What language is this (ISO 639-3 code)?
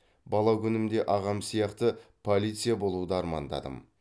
kaz